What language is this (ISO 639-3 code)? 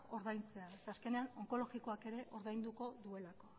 eus